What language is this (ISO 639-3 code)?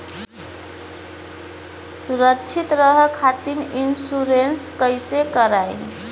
bho